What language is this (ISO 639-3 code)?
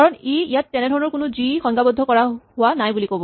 asm